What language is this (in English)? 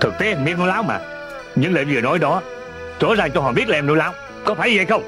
Vietnamese